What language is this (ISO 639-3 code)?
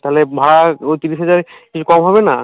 ben